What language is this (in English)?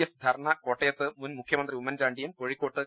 Malayalam